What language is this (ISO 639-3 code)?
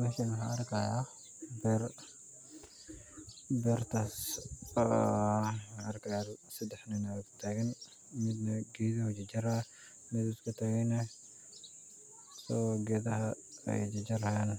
som